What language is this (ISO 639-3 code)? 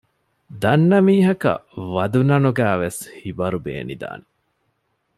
div